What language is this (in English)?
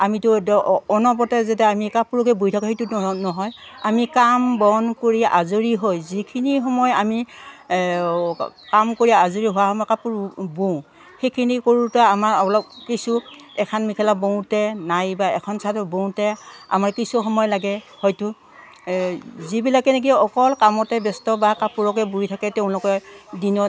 Assamese